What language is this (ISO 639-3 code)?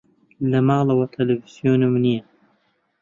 ckb